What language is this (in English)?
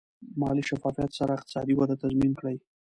Pashto